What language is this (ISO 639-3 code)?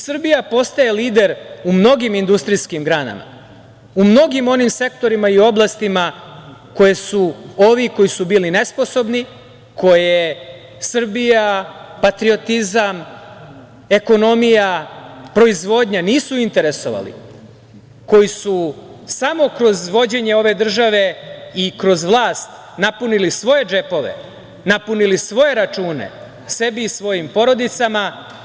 srp